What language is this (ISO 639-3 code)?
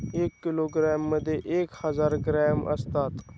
mar